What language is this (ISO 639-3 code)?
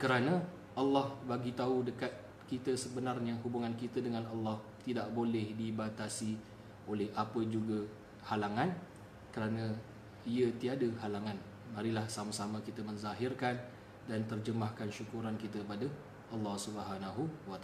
msa